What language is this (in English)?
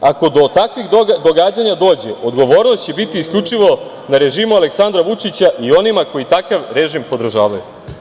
Serbian